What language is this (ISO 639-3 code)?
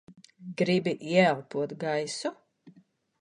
lav